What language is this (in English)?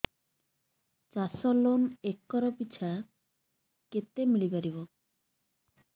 Odia